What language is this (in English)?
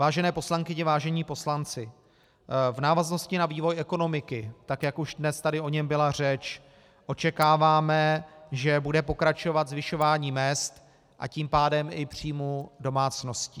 Czech